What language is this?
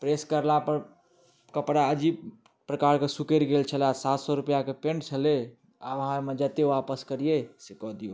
Maithili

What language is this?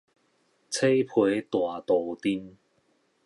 Min Nan Chinese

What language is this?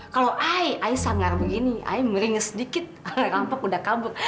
Indonesian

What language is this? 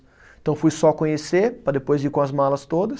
Portuguese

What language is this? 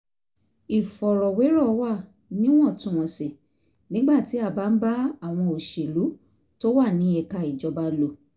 Yoruba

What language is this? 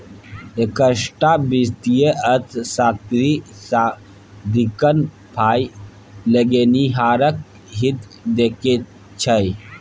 Maithili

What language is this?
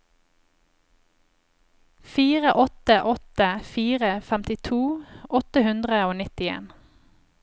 Norwegian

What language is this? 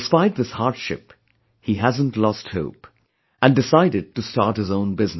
English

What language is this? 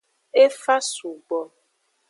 Aja (Benin)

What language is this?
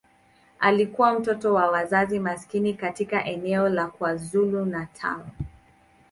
Swahili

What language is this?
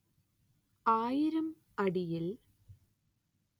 Malayalam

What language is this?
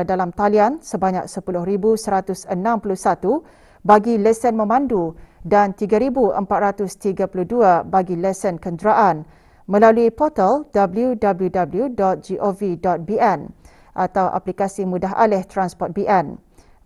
Malay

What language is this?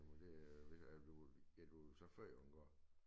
Danish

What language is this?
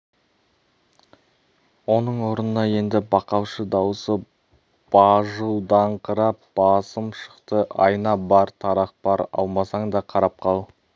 Kazakh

